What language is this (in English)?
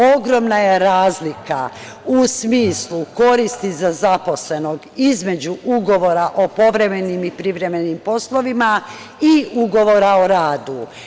Serbian